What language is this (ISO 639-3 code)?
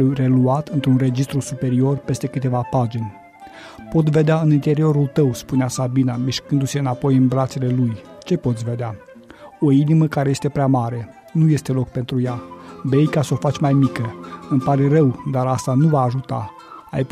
ron